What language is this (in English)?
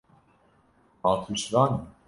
Kurdish